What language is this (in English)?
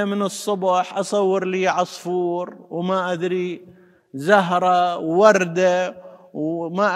Arabic